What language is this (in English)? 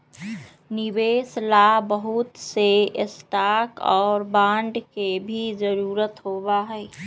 Magahi